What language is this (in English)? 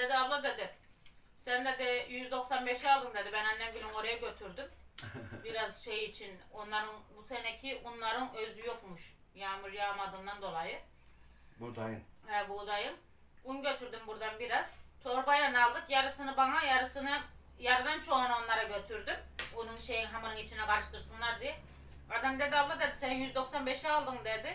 Turkish